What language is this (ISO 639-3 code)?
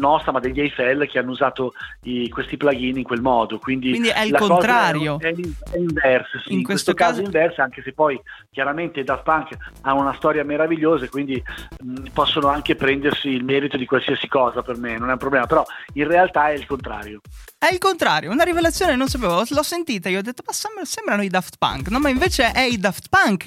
ita